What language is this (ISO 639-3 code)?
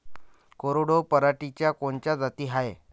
mar